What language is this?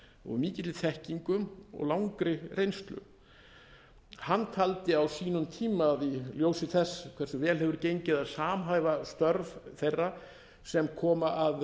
Icelandic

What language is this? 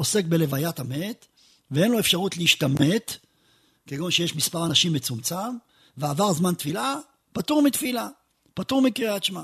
Hebrew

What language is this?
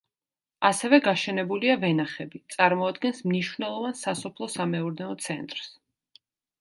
Georgian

